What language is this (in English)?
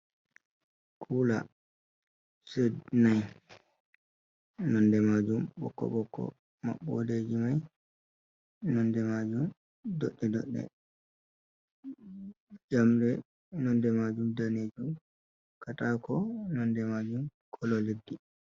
Fula